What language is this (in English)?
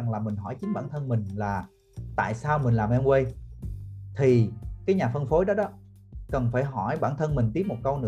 Vietnamese